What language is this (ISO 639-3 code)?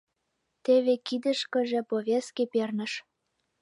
chm